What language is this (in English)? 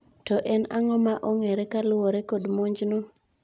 Luo (Kenya and Tanzania)